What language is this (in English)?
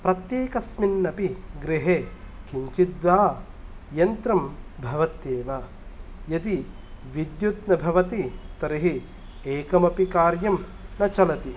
Sanskrit